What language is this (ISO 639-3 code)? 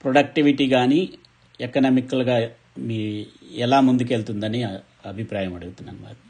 tel